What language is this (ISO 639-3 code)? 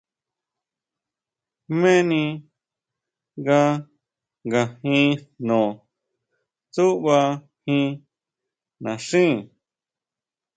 mau